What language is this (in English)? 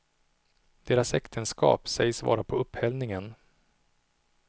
Swedish